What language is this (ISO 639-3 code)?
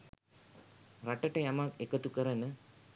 sin